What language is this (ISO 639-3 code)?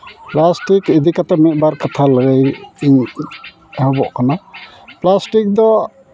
sat